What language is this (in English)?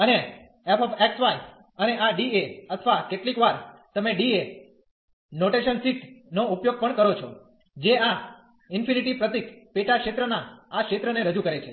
Gujarati